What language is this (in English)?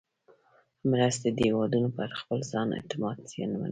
Pashto